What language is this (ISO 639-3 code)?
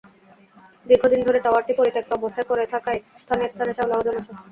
ben